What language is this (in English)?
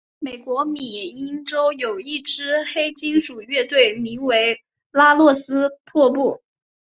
Chinese